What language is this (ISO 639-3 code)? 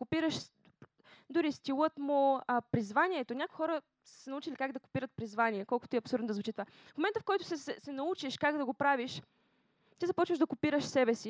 bul